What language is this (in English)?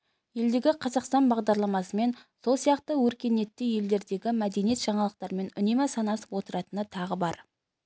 Kazakh